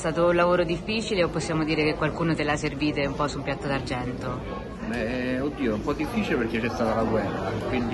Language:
Italian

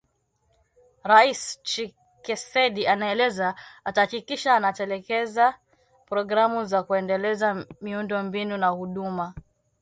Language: Swahili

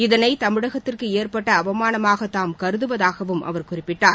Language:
Tamil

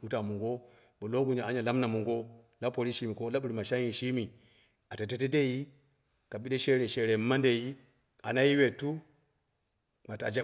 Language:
Dera (Nigeria)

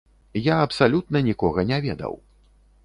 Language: Belarusian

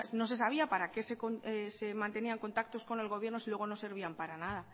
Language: Spanish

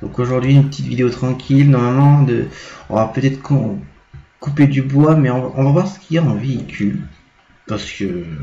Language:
French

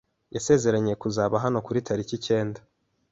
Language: Kinyarwanda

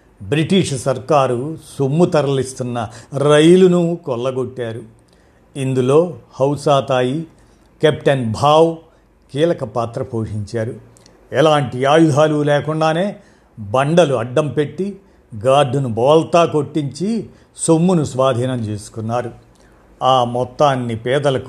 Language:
Telugu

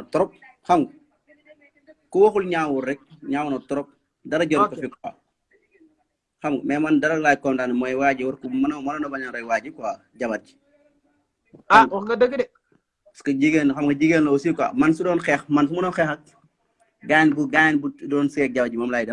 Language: Indonesian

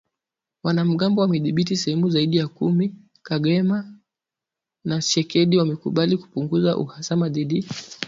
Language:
Swahili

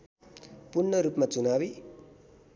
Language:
Nepali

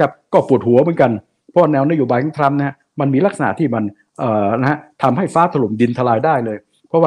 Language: Thai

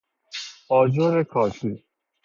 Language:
Persian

